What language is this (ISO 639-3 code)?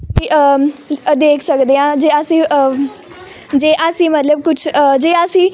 pan